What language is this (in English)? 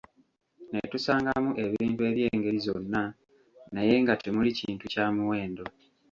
Ganda